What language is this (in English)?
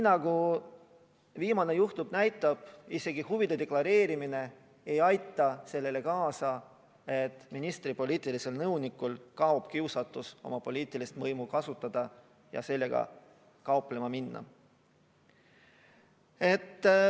Estonian